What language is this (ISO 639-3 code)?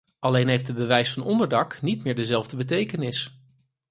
nld